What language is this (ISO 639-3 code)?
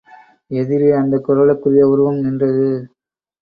tam